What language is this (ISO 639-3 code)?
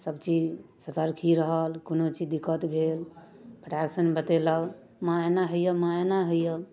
mai